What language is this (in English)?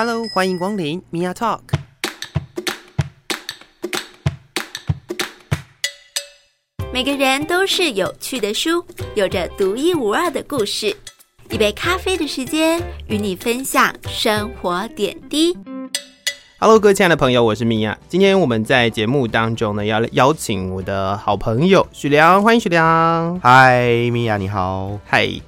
Chinese